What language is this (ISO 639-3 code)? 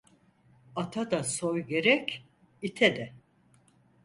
tur